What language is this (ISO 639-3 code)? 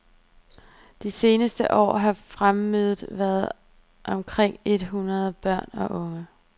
dan